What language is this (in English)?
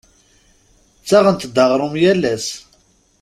Kabyle